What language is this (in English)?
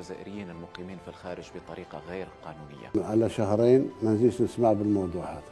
Arabic